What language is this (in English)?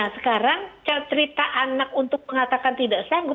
Indonesian